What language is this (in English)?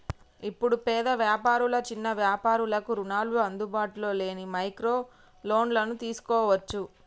Telugu